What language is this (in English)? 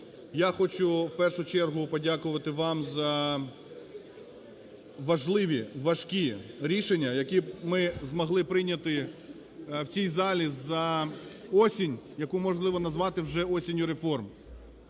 Ukrainian